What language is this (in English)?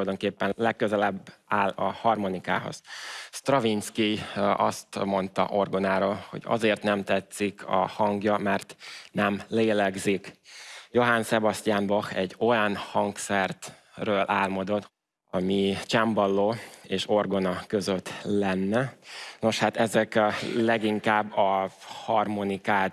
Hungarian